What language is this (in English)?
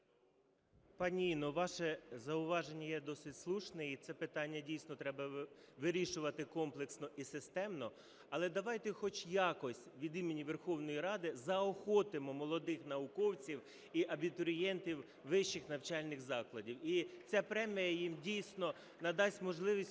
Ukrainian